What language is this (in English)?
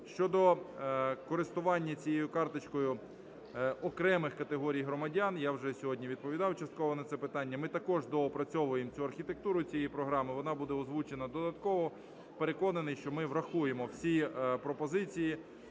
Ukrainian